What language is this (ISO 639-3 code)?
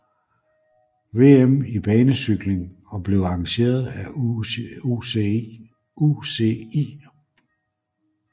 dan